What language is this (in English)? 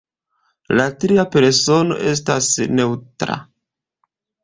Esperanto